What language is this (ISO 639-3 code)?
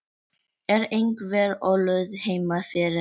isl